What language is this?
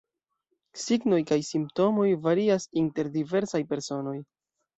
Esperanto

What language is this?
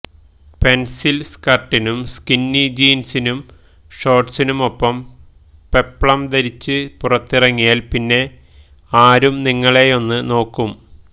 Malayalam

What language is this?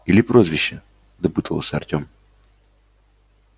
Russian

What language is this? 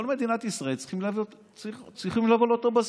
Hebrew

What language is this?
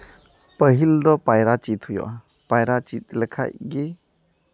Santali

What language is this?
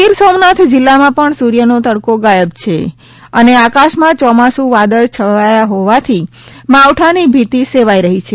Gujarati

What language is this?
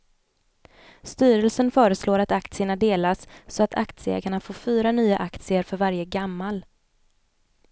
Swedish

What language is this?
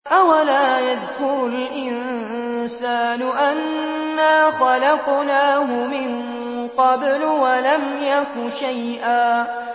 Arabic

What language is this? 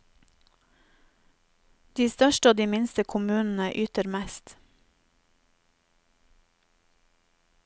Norwegian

